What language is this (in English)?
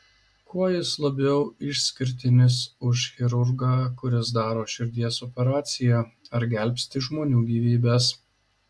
Lithuanian